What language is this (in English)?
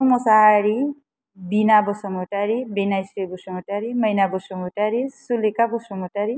Bodo